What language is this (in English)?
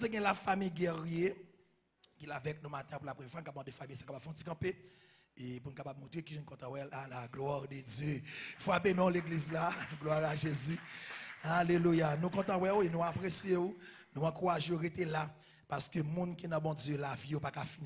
French